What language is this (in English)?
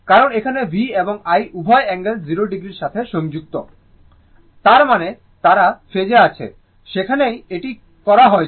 Bangla